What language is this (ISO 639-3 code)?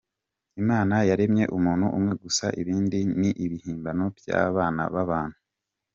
kin